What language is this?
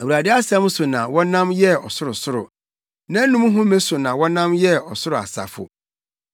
Akan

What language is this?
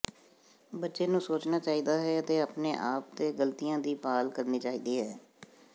Punjabi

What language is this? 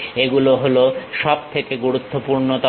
Bangla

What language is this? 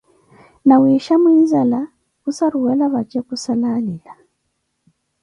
Koti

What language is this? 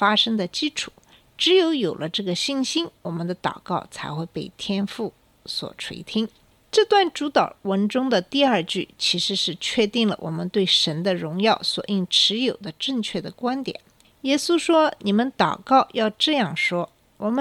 Chinese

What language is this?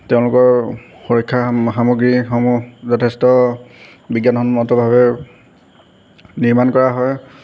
Assamese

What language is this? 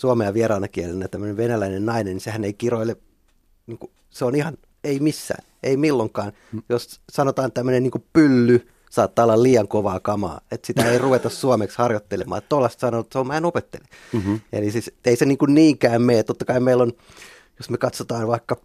Finnish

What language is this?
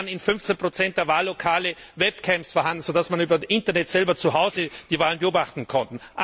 German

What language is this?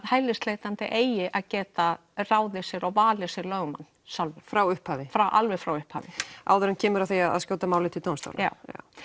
Icelandic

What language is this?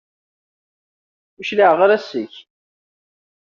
Kabyle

